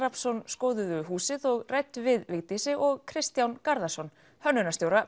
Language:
Icelandic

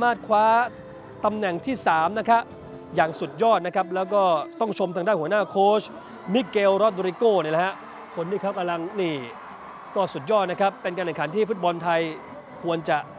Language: Thai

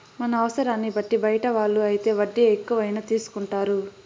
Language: Telugu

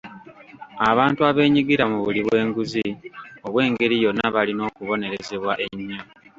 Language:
Ganda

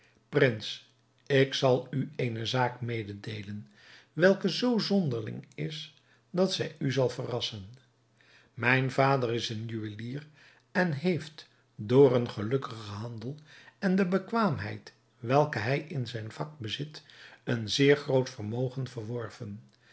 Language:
Dutch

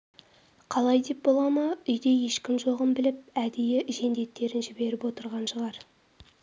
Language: Kazakh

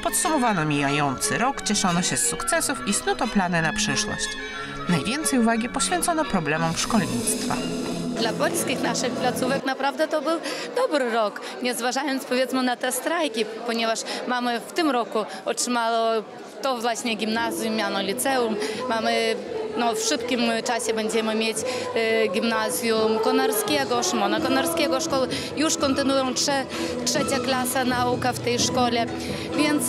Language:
Polish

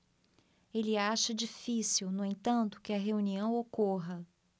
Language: Portuguese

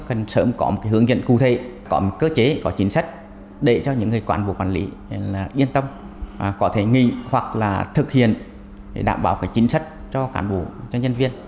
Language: Vietnamese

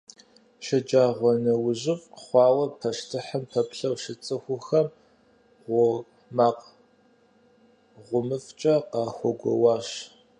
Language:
Kabardian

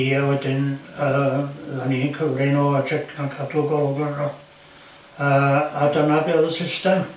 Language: Welsh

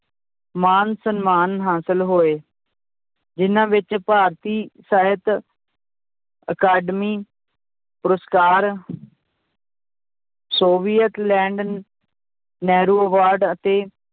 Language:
Punjabi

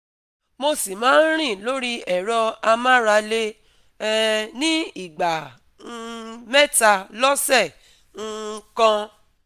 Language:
Yoruba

